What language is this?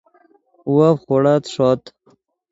Yidgha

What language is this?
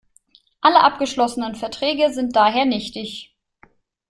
German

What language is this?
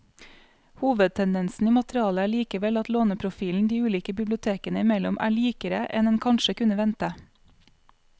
Norwegian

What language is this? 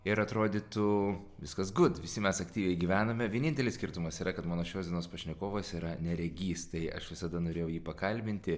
Lithuanian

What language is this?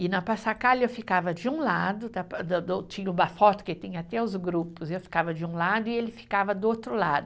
Portuguese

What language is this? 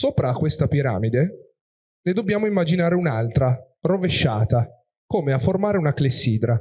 Italian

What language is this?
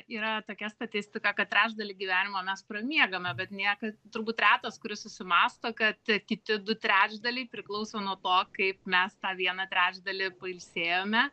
Lithuanian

